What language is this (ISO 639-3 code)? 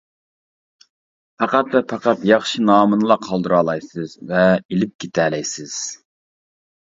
uig